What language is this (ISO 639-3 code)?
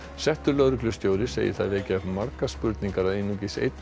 isl